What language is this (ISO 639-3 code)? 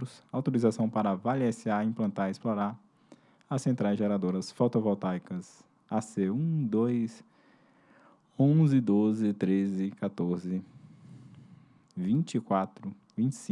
por